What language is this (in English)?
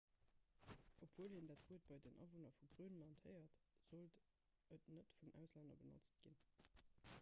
Luxembourgish